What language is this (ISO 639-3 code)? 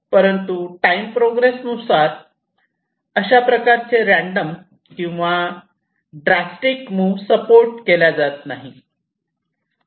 mar